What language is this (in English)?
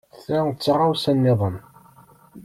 Kabyle